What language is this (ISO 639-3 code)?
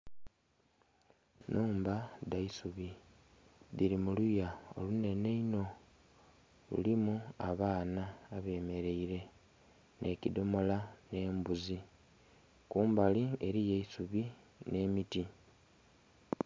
xog